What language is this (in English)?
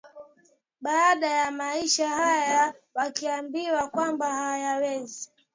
Swahili